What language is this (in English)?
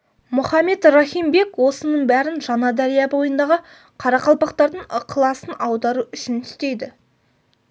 Kazakh